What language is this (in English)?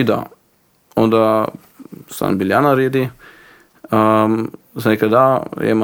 Croatian